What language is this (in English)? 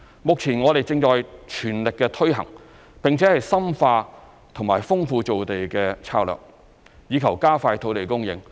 Cantonese